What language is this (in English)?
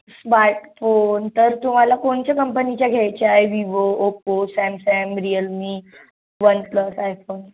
Marathi